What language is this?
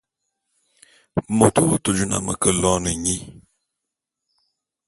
Bulu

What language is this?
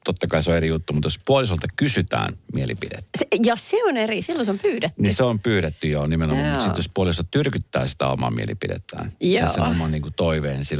Finnish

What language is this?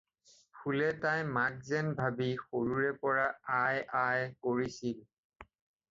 Assamese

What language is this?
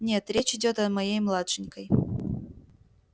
Russian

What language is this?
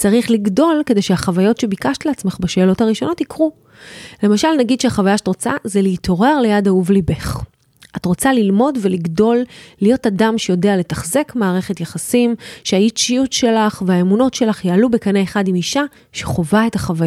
Hebrew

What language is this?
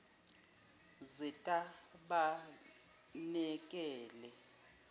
Zulu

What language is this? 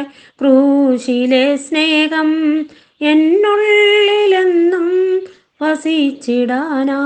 Malayalam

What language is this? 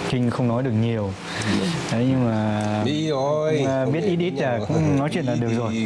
Vietnamese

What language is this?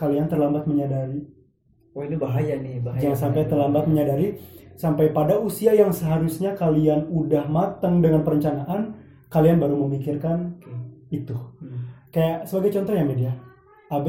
Indonesian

